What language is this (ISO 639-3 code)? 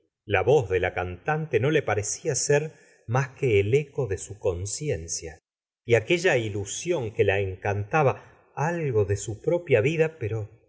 spa